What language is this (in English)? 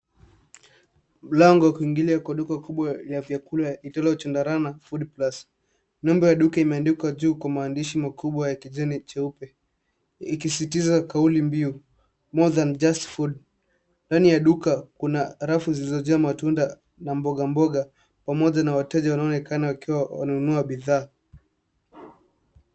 Swahili